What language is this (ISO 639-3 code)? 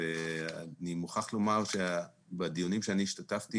heb